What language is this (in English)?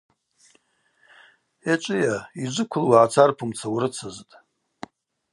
Abaza